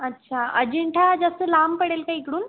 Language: Marathi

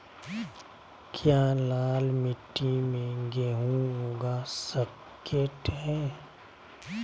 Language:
Magahi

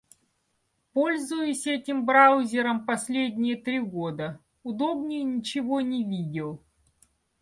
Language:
Russian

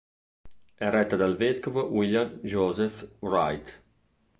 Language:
Italian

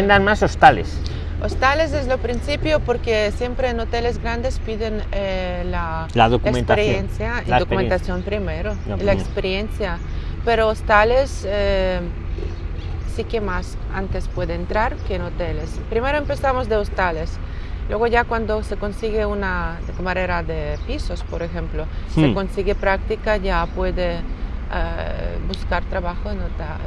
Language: Spanish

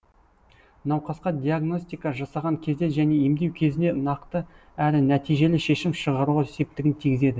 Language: Kazakh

